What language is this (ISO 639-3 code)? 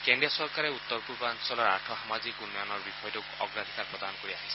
asm